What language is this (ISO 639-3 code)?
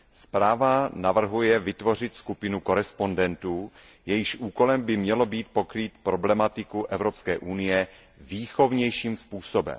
ces